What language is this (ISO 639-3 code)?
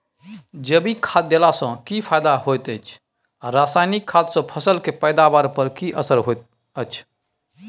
mai